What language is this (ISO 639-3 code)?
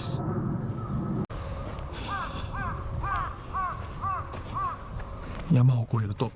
jpn